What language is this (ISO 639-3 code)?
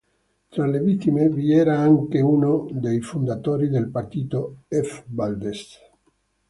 ita